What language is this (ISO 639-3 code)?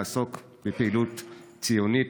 heb